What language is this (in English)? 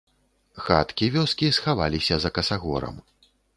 Belarusian